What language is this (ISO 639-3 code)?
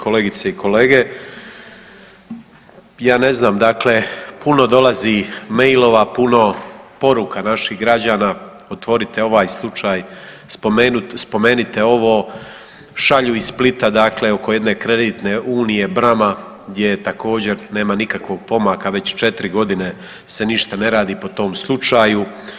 hrv